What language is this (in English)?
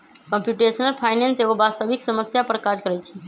Magahi